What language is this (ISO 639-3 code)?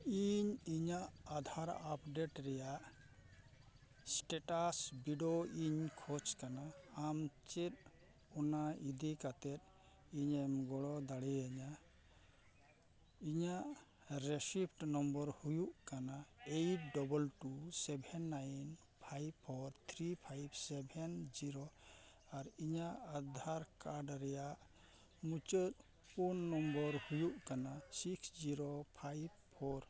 sat